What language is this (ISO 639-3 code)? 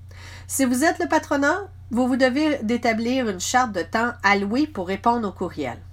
fra